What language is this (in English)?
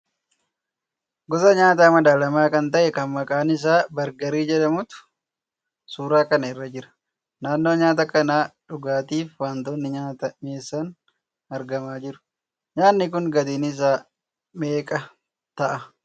Oromo